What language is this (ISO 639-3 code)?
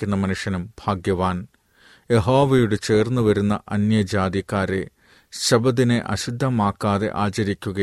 mal